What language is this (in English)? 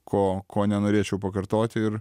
Lithuanian